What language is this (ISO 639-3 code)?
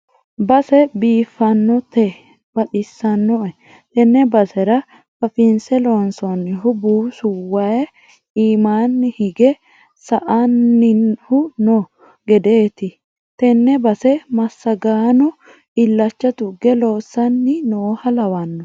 sid